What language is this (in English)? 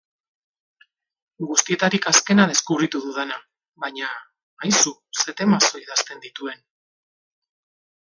Basque